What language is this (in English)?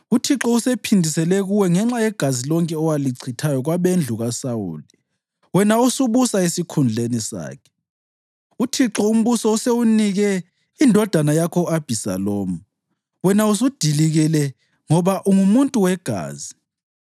North Ndebele